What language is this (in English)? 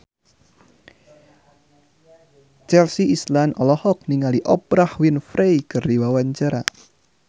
Sundanese